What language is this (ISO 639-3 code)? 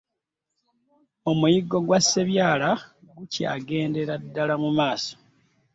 lug